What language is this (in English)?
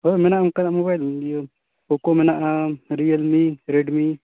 Santali